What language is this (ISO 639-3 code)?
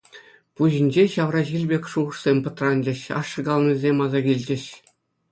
chv